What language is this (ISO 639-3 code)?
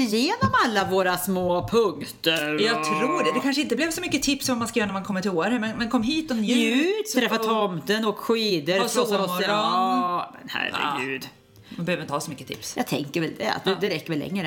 swe